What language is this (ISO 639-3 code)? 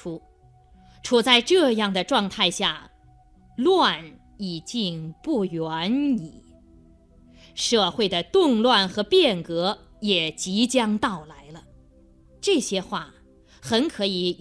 zho